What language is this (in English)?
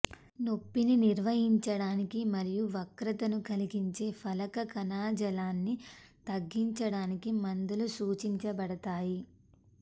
Telugu